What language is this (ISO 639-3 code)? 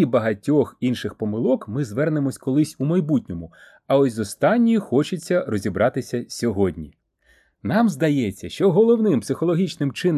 ukr